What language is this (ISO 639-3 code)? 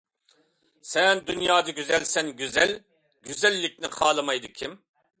uig